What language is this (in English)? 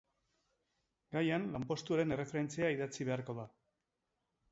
Basque